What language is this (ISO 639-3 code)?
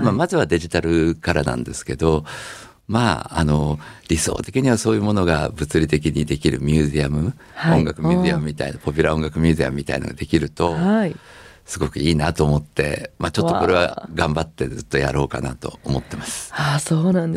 jpn